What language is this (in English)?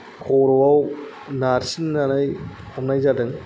Bodo